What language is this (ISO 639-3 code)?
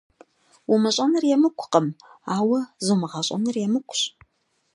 kbd